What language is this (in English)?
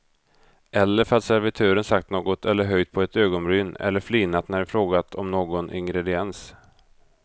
Swedish